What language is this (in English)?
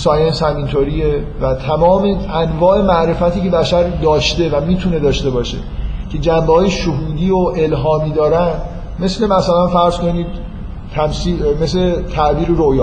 Persian